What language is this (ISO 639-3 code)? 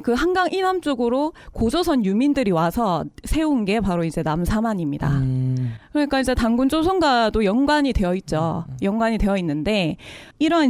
kor